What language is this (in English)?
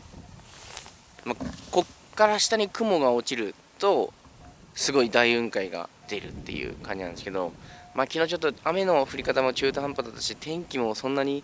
Japanese